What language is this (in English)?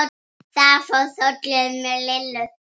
Icelandic